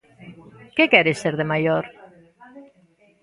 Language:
Galician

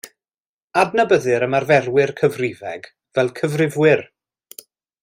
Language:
Welsh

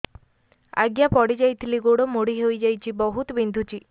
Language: Odia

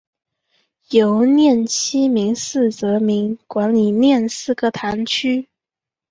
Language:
Chinese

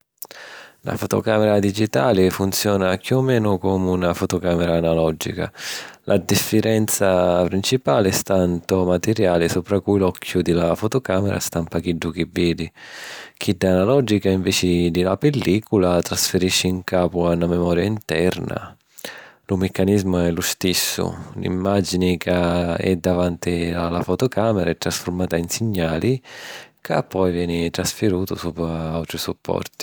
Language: Sicilian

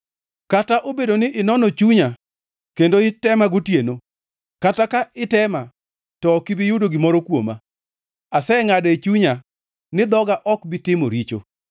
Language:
Luo (Kenya and Tanzania)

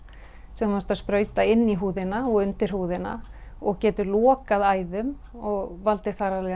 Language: Icelandic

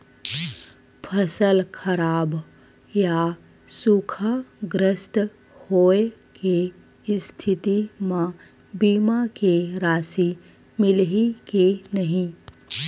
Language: Chhattisgarhi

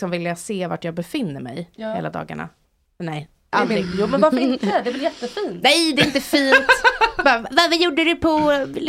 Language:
Swedish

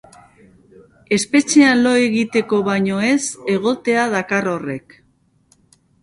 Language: Basque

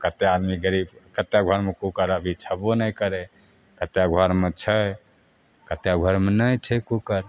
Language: Maithili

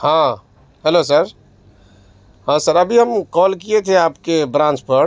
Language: Urdu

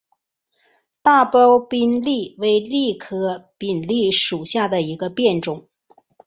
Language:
Chinese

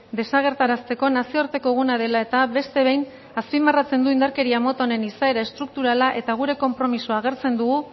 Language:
Basque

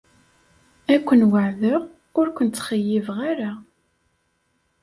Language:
Kabyle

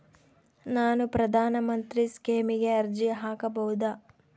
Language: Kannada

